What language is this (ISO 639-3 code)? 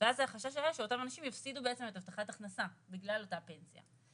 heb